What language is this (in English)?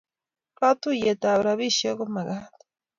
Kalenjin